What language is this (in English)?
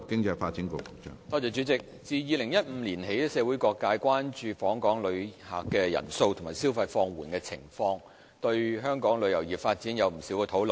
Cantonese